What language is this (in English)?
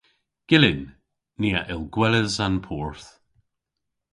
Cornish